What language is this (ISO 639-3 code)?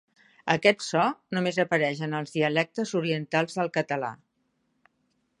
cat